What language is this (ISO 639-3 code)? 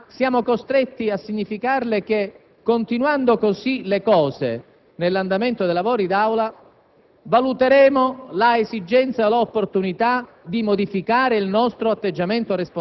ita